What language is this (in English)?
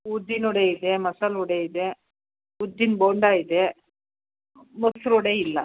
Kannada